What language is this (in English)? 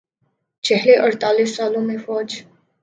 Urdu